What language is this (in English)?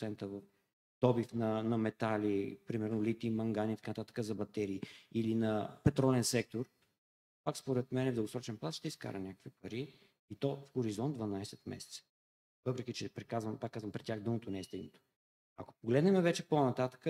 Bulgarian